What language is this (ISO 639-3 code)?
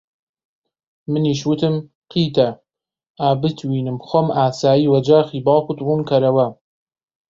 ckb